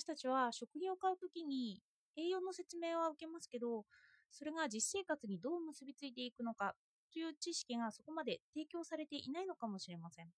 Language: Japanese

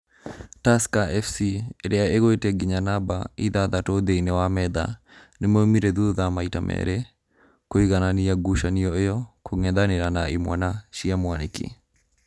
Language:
Kikuyu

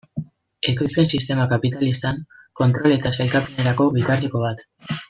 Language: Basque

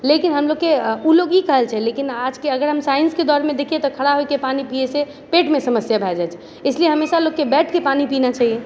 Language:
Maithili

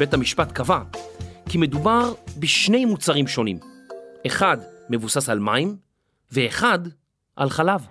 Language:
Hebrew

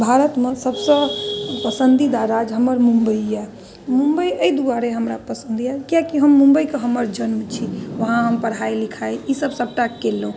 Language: Maithili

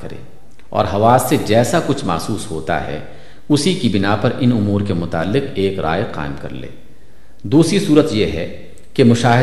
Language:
Urdu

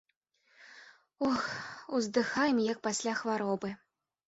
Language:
Belarusian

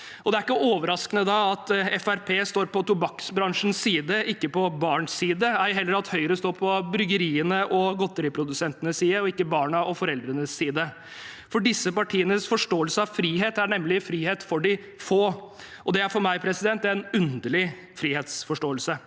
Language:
Norwegian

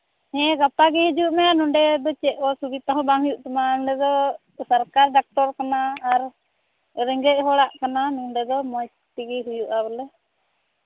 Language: Santali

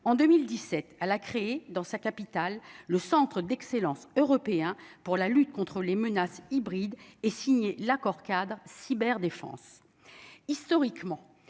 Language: French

